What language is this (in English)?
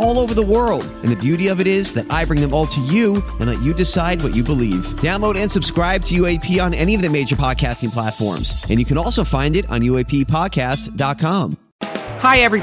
English